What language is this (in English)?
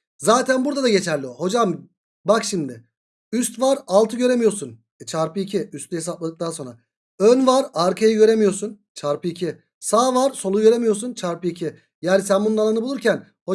Turkish